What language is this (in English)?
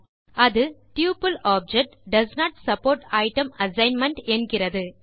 Tamil